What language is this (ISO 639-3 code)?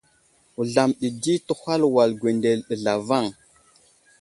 udl